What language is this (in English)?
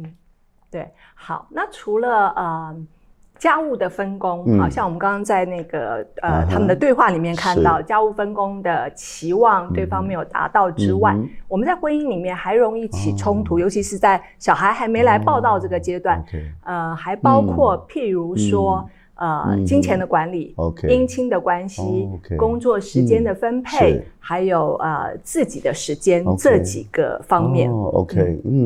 Chinese